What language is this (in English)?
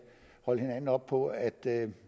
Danish